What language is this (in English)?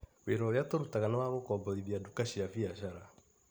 Kikuyu